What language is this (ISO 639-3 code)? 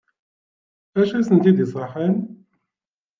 kab